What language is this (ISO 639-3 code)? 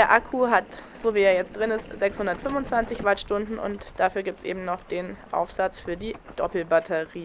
deu